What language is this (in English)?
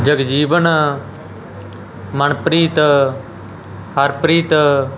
Punjabi